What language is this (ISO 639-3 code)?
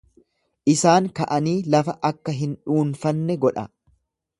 orm